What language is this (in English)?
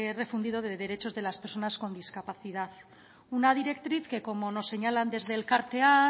Spanish